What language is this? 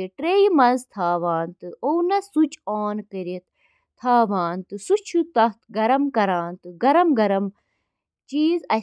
Kashmiri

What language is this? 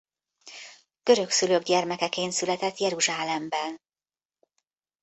Hungarian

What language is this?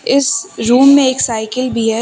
Hindi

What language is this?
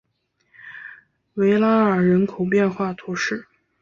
Chinese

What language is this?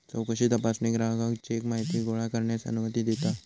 Marathi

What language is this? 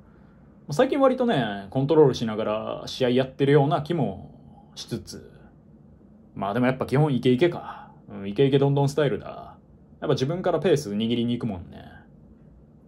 Japanese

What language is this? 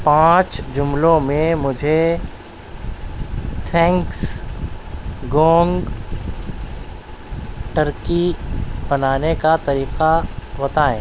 Urdu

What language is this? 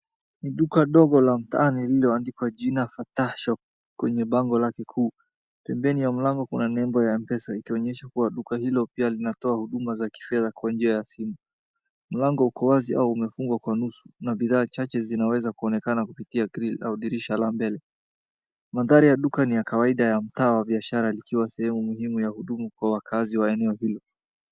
Swahili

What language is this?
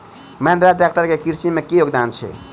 Maithili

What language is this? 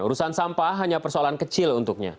Indonesian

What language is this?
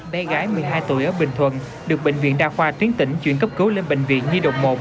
Vietnamese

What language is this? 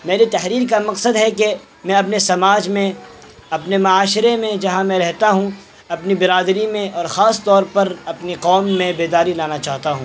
Urdu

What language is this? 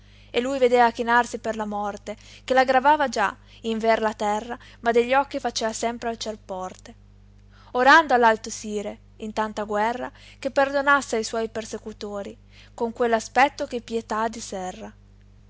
Italian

